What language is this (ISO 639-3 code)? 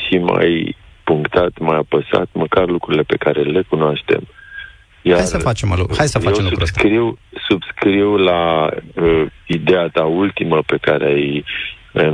ron